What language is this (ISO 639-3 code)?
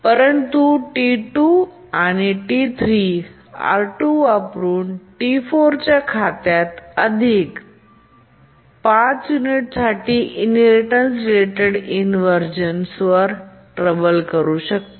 mar